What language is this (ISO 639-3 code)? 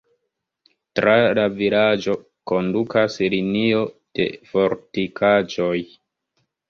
epo